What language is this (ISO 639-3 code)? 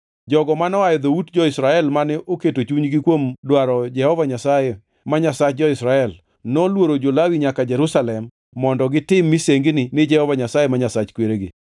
luo